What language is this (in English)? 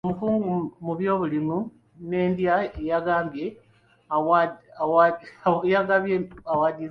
Ganda